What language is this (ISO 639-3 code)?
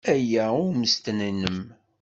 kab